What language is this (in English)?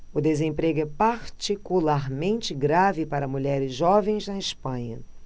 Portuguese